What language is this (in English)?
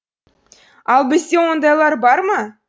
Kazakh